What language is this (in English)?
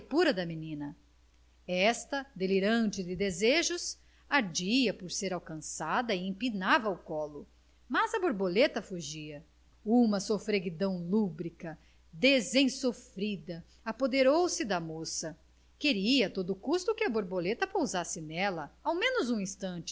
Portuguese